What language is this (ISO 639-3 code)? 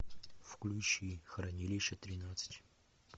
rus